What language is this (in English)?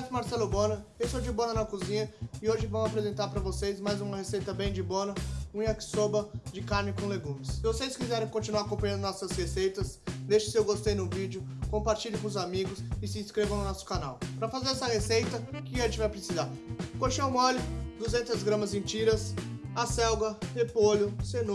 Portuguese